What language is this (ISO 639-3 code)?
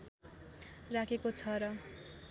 nep